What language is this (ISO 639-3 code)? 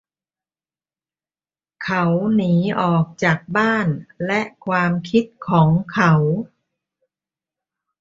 tha